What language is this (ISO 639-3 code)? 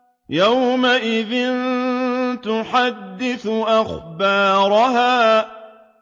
ara